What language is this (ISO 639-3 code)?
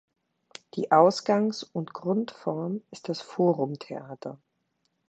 deu